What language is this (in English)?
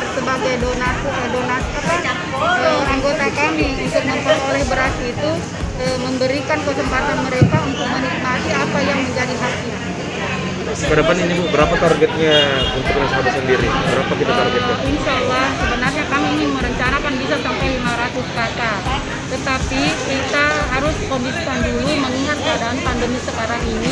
Indonesian